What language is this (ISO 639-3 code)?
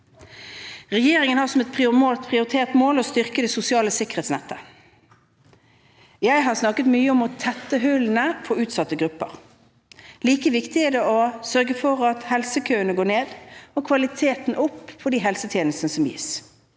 nor